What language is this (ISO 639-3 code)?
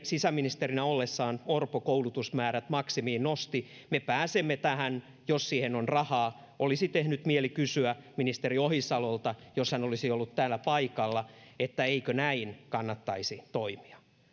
fin